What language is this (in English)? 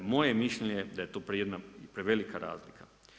Croatian